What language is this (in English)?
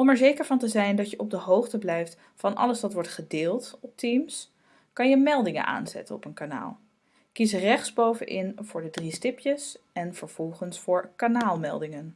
Dutch